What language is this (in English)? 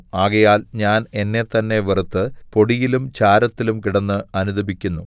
Malayalam